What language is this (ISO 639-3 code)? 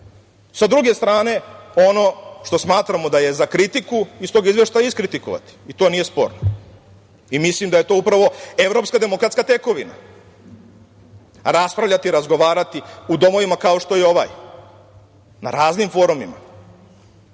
srp